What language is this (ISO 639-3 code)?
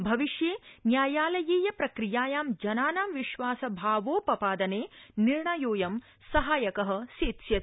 san